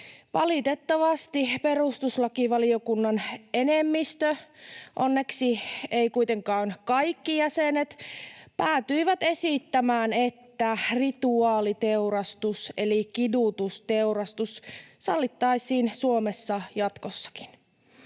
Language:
Finnish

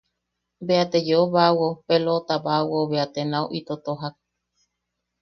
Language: Yaqui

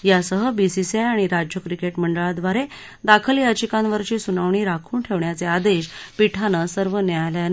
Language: Marathi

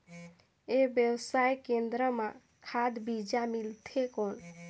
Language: Chhattisgarhi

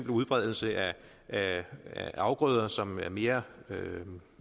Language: Danish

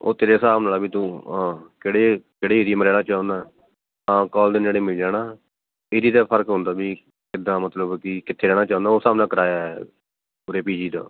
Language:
Punjabi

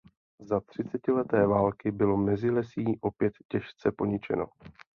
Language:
Czech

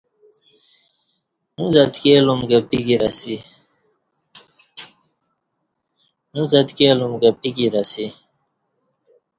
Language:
Kati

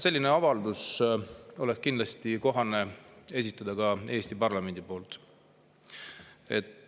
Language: Estonian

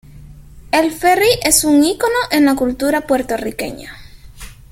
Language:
Spanish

